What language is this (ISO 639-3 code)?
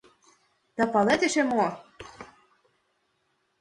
chm